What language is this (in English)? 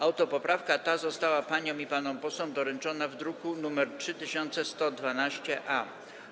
Polish